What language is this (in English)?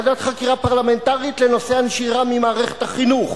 Hebrew